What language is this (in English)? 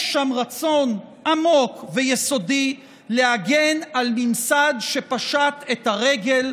Hebrew